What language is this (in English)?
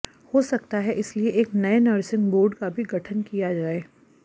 Hindi